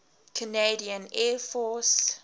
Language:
English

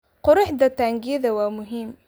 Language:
Somali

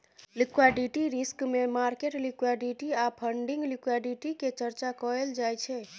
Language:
Maithili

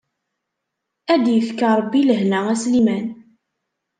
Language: Kabyle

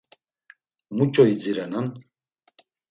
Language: Laz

